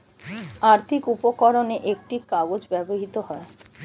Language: Bangla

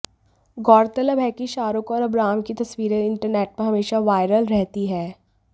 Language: Hindi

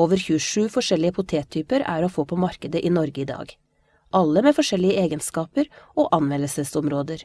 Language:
Norwegian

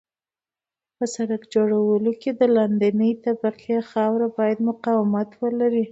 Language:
Pashto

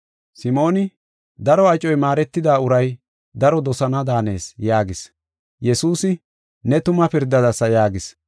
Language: Gofa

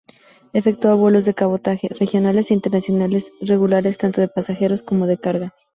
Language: Spanish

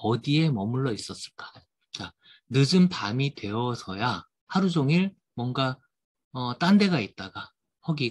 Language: Korean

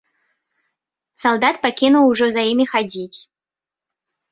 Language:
Belarusian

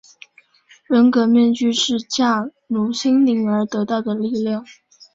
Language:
Chinese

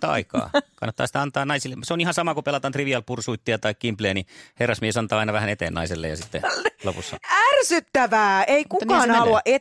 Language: Finnish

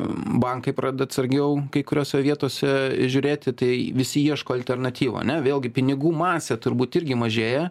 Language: Lithuanian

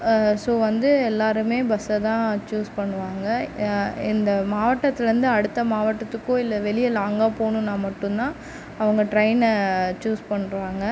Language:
Tamil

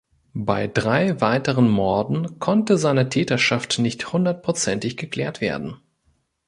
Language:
German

